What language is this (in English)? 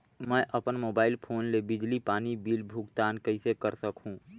Chhattisgarhi